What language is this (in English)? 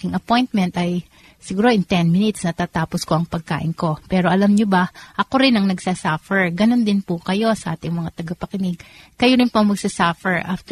Filipino